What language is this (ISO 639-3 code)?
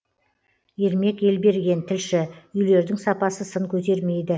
kaz